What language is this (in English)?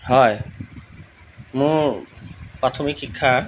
Assamese